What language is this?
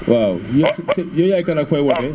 Wolof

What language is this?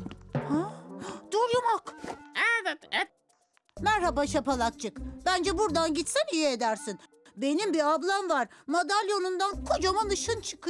Turkish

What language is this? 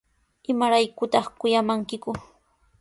Sihuas Ancash Quechua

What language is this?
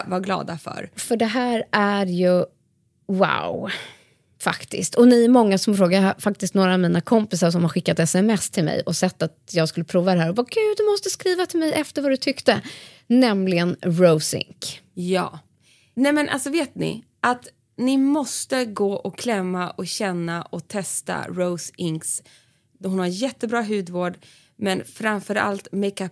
Swedish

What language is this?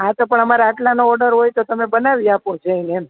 Gujarati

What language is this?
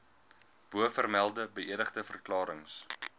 Afrikaans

